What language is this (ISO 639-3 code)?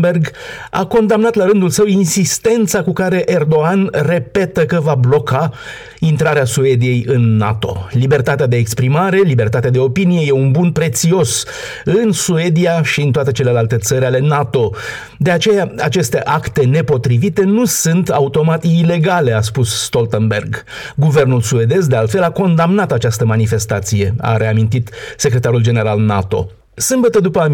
ron